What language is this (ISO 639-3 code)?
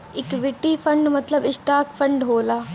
bho